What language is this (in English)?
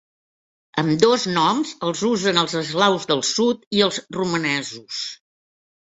Catalan